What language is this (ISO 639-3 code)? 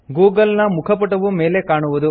kan